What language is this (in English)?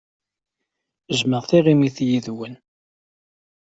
Kabyle